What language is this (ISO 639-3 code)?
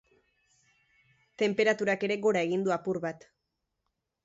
eus